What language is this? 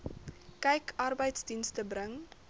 Afrikaans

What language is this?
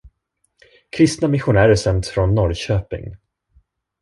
Swedish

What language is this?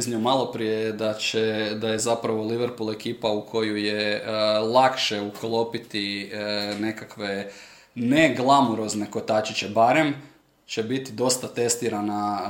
Croatian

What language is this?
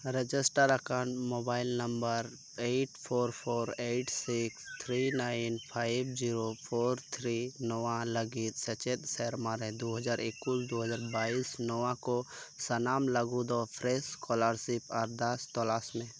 Santali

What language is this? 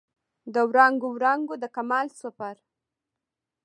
Pashto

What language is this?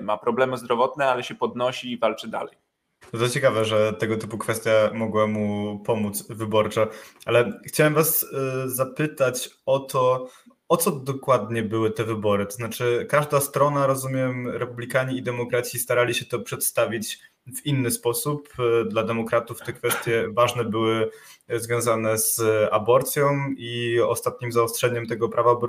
Polish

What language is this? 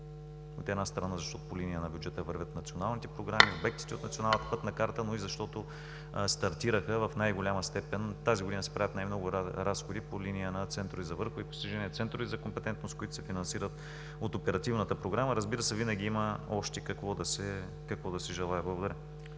Bulgarian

